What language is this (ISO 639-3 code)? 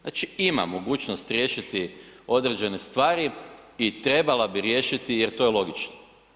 hrv